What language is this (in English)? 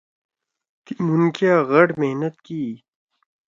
Torwali